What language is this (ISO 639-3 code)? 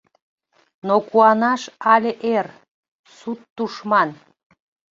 chm